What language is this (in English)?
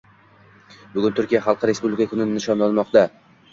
Uzbek